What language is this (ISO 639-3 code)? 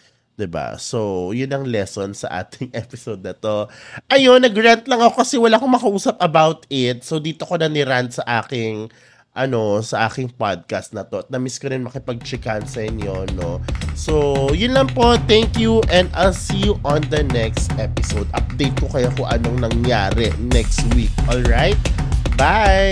fil